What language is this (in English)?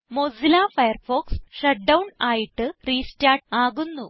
Malayalam